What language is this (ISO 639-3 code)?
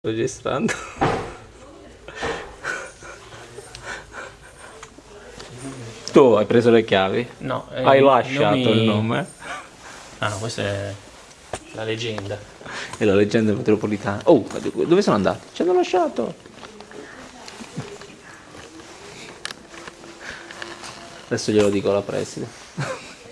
ita